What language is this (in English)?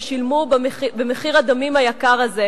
Hebrew